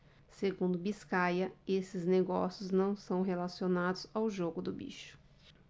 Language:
Portuguese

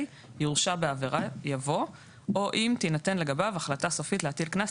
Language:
Hebrew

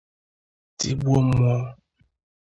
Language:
Igbo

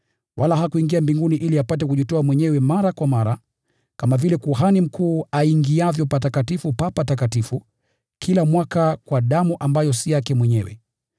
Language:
Swahili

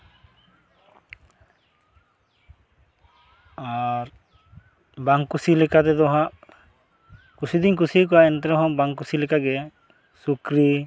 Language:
Santali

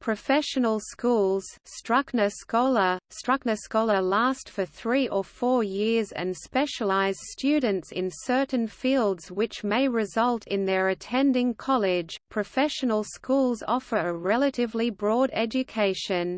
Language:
English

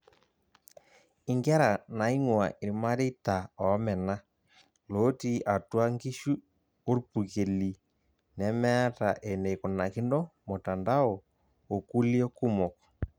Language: Masai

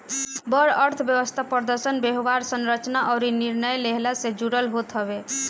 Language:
Bhojpuri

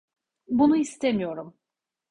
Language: Turkish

